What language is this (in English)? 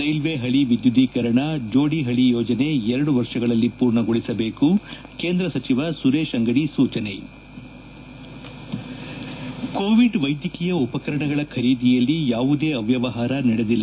Kannada